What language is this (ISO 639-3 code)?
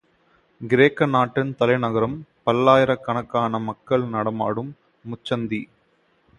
tam